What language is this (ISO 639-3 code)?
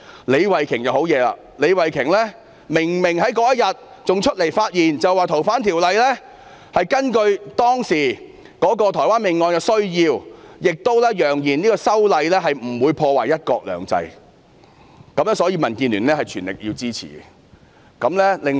yue